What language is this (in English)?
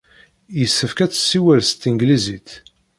Kabyle